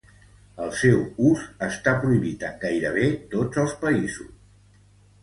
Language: Catalan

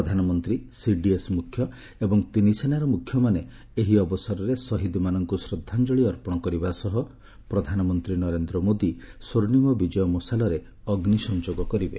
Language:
Odia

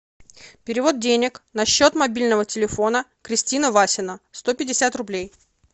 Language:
Russian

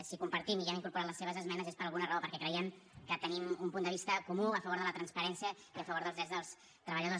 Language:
Catalan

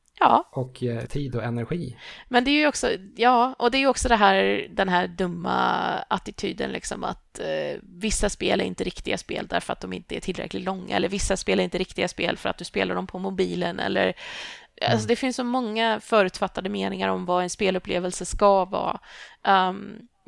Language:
Swedish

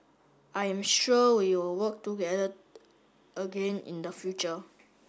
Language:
English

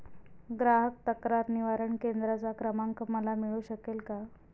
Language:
Marathi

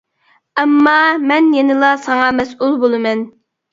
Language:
Uyghur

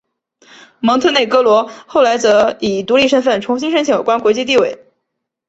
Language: Chinese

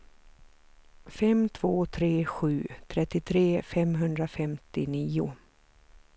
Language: Swedish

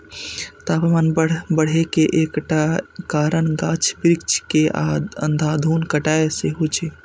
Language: Maithili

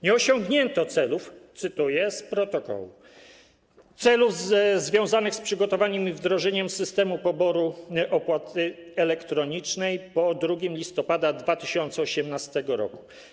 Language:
Polish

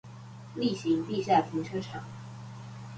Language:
Chinese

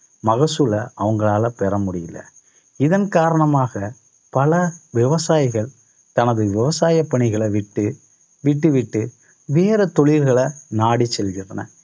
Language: Tamil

